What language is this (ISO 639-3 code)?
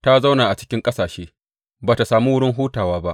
hau